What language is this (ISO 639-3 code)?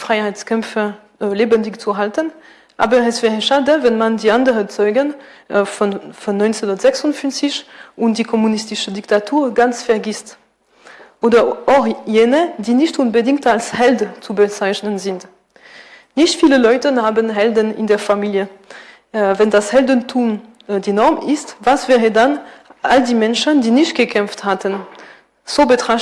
deu